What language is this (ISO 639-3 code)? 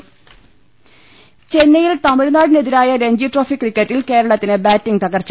mal